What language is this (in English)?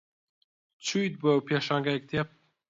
Central Kurdish